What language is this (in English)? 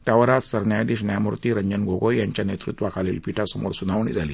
Marathi